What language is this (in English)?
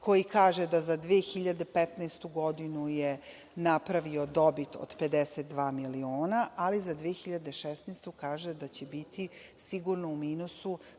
Serbian